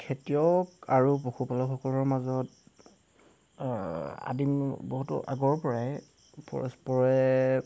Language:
Assamese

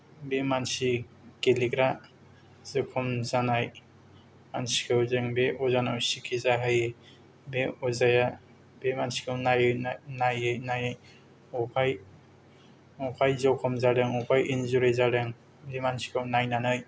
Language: Bodo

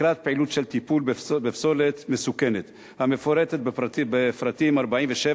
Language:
Hebrew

